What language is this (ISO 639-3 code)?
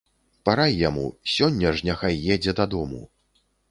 bel